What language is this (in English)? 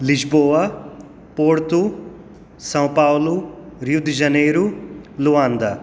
Konkani